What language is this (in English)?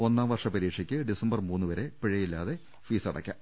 Malayalam